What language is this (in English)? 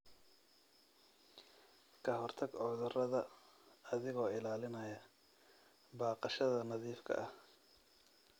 Somali